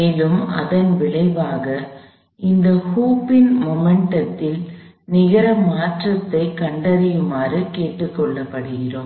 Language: Tamil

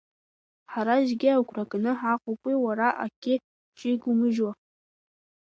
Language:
Abkhazian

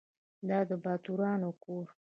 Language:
Pashto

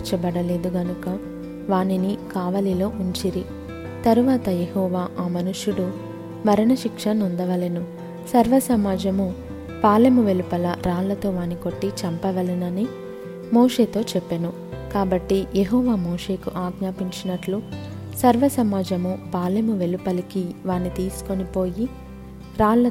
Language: Telugu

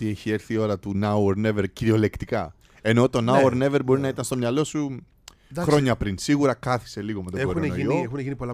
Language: Greek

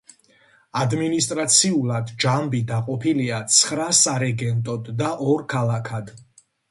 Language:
Georgian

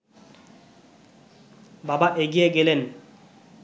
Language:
Bangla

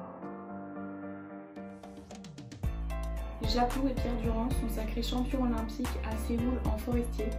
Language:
French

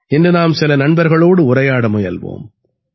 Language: Tamil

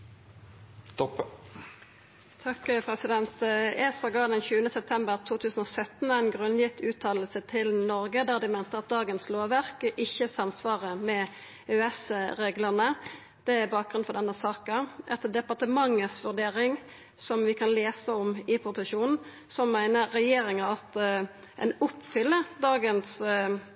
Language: Norwegian Nynorsk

